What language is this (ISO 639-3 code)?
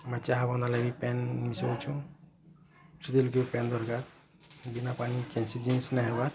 ori